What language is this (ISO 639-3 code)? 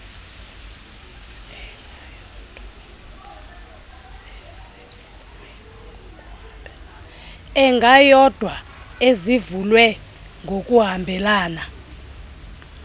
xho